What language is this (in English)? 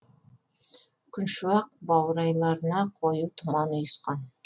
Kazakh